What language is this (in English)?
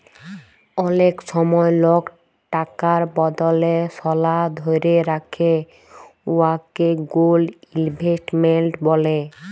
Bangla